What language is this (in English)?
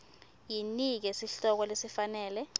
Swati